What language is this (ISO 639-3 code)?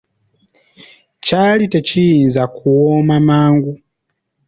lug